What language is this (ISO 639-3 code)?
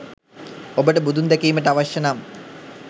sin